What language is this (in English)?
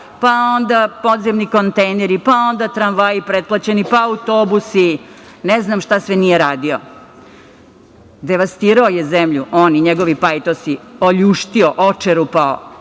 Serbian